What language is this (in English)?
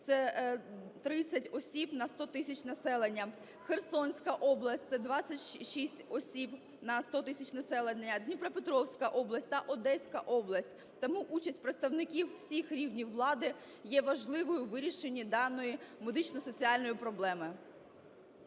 Ukrainian